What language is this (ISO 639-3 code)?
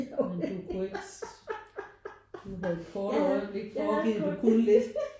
dan